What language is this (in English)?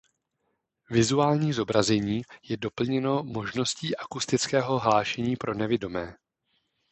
Czech